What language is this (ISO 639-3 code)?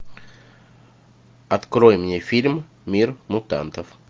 rus